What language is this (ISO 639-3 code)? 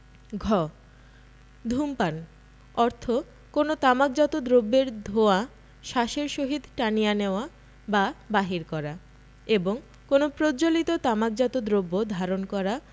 ben